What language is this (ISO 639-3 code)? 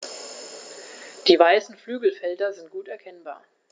deu